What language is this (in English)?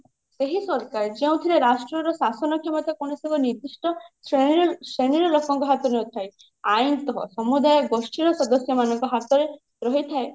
Odia